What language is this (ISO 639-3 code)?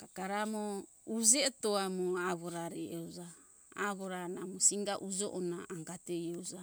hkk